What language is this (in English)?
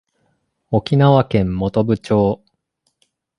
Japanese